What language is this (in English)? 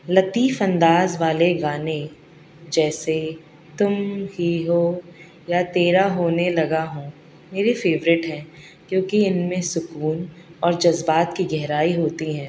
Urdu